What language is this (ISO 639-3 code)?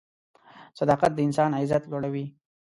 pus